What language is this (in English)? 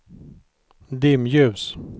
Swedish